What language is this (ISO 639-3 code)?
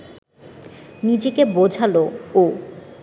ben